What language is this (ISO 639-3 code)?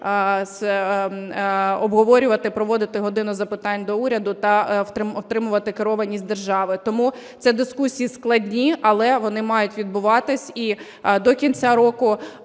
ukr